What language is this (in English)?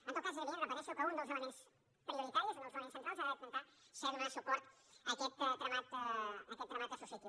Catalan